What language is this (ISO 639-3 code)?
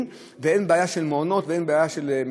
heb